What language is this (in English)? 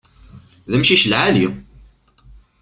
Kabyle